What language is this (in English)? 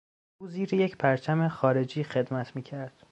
Persian